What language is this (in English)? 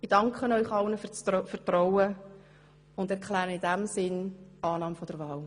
Swiss German